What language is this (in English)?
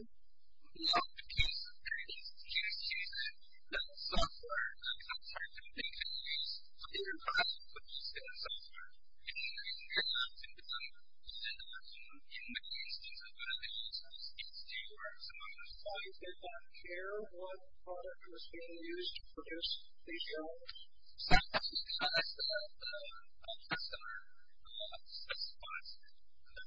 English